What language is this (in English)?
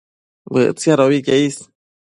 Matsés